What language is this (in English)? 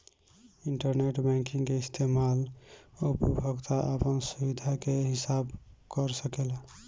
Bhojpuri